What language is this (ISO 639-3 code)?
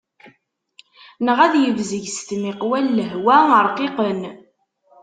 kab